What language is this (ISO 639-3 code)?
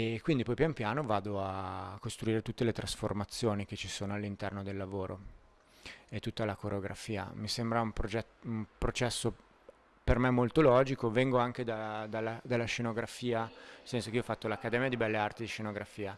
ita